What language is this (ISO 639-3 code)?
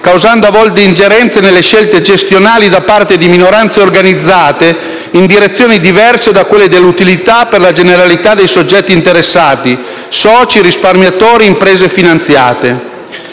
ita